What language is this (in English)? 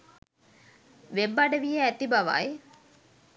Sinhala